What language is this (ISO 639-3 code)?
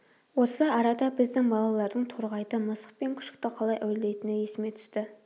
kaz